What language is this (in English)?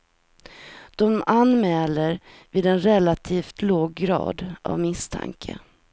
Swedish